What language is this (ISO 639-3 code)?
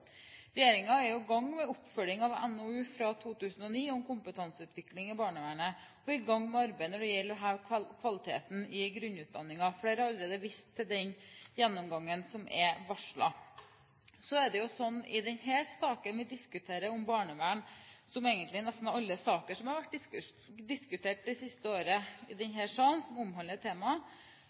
nob